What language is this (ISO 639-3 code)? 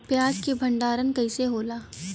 bho